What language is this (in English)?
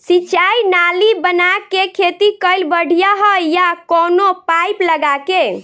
Bhojpuri